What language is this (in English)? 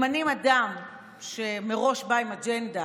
Hebrew